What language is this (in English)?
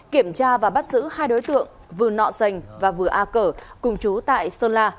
Vietnamese